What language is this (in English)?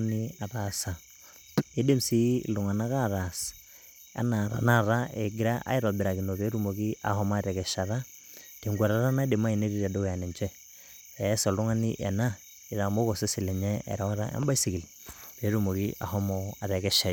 Masai